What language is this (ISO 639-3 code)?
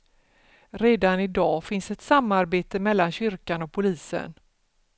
swe